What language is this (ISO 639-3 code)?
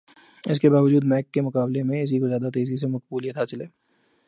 urd